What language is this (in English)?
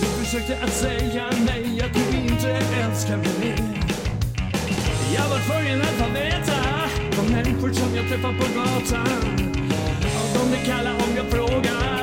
Swedish